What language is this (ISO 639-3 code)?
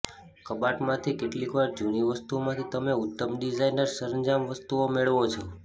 guj